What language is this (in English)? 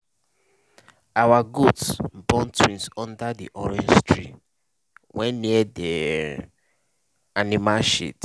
Nigerian Pidgin